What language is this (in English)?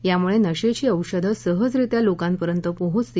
Marathi